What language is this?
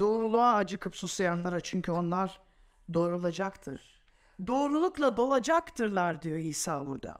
Turkish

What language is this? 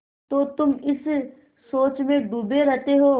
Hindi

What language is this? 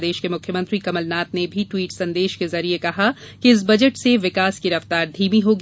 Hindi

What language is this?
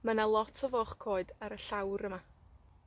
Welsh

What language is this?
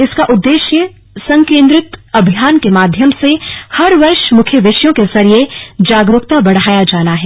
Hindi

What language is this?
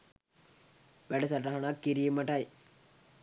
Sinhala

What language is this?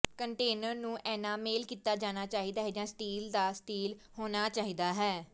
Punjabi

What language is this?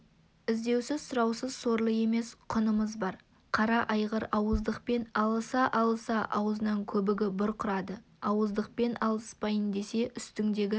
Kazakh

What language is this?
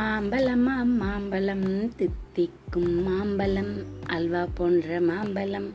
Tamil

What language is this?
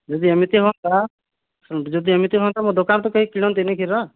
Odia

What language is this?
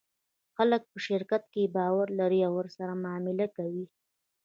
Pashto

